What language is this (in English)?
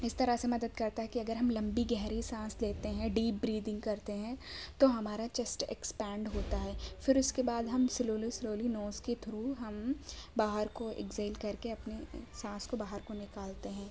Urdu